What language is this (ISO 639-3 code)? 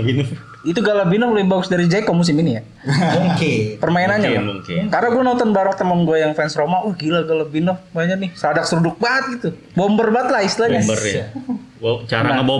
ind